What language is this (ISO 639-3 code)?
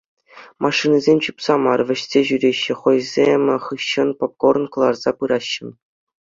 chv